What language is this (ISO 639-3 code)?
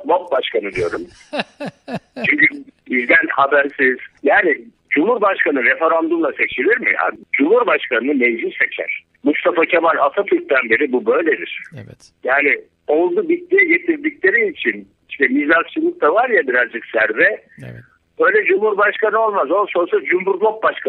tur